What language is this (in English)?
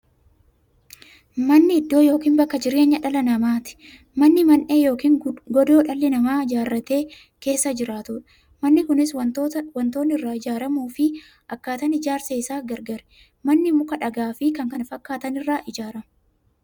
Oromo